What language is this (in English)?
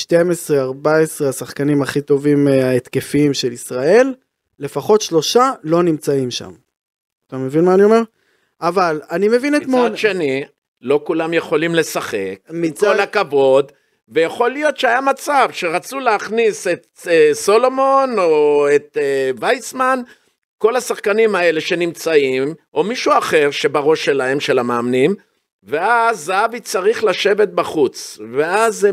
Hebrew